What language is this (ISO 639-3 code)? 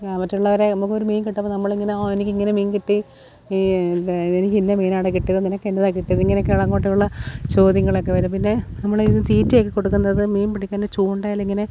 mal